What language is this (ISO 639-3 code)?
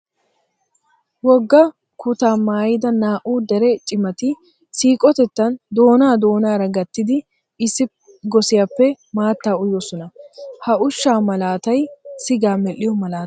wal